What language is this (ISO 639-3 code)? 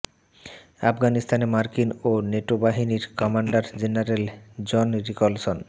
ben